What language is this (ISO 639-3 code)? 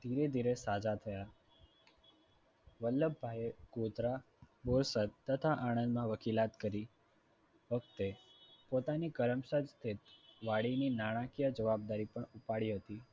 guj